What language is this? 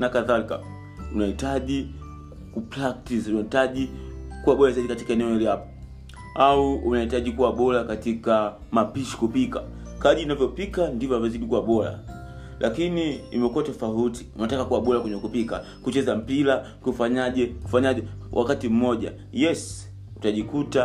Swahili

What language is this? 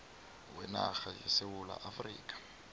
South Ndebele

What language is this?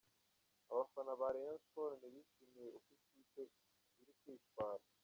Kinyarwanda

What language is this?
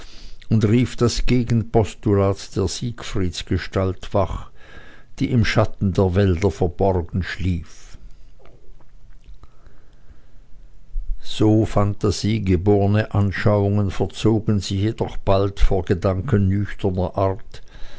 German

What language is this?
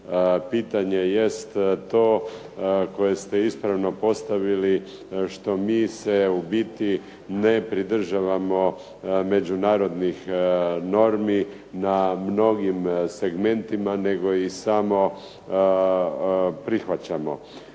Croatian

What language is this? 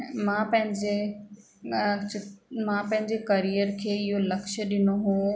Sindhi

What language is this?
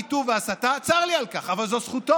Hebrew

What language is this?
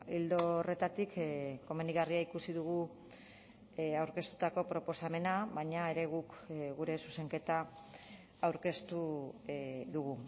Basque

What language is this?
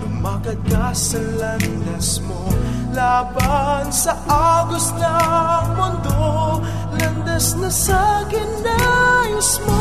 Filipino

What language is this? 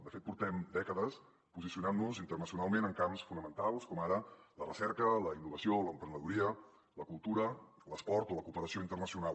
Catalan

